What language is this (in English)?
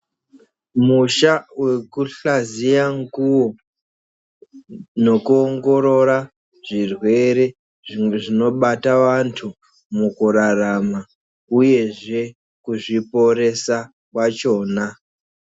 Ndau